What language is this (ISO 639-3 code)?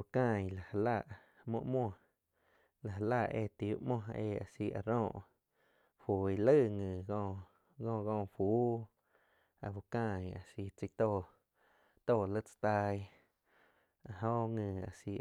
chq